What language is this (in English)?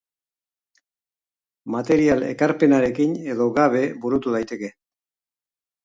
Basque